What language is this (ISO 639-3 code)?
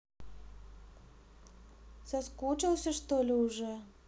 rus